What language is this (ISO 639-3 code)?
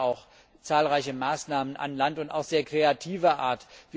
deu